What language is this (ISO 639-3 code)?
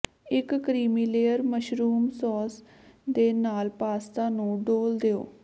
pan